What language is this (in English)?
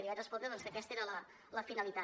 Catalan